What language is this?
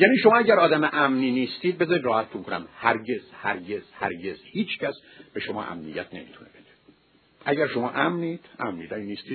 Persian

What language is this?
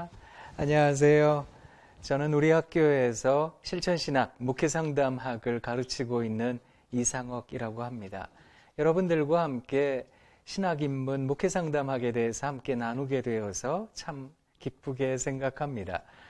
Korean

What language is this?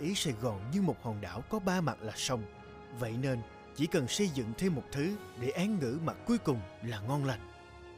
Vietnamese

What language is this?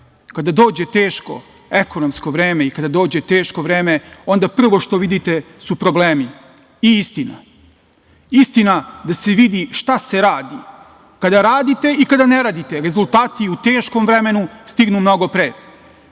Serbian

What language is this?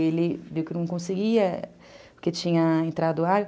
Portuguese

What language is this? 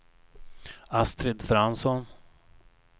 Swedish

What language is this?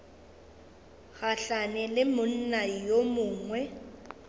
Northern Sotho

